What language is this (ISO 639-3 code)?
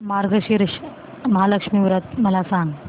mar